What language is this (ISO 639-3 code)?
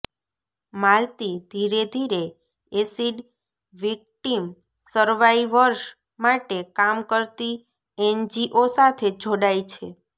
guj